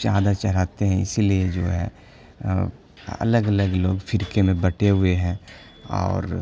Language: Urdu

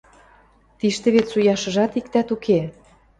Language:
Western Mari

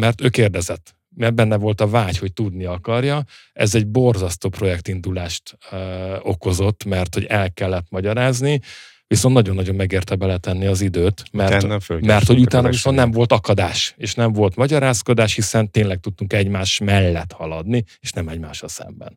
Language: Hungarian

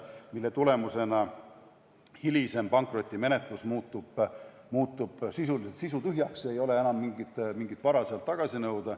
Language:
Estonian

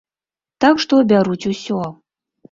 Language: Belarusian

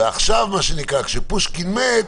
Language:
Hebrew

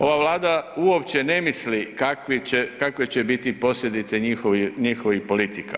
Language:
Croatian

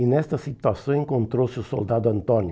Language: Portuguese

